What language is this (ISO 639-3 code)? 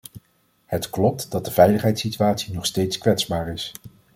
nld